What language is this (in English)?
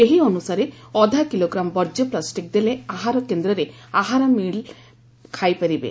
Odia